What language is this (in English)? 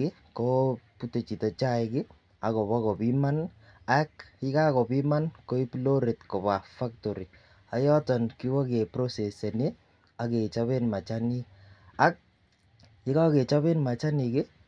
Kalenjin